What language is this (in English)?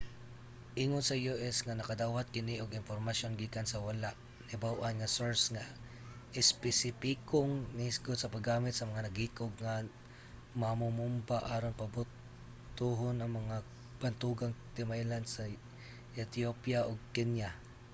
Cebuano